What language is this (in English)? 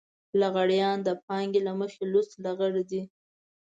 Pashto